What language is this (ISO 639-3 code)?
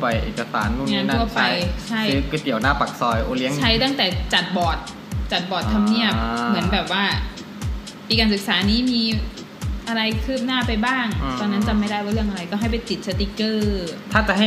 tha